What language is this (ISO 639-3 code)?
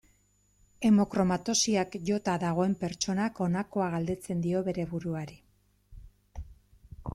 eus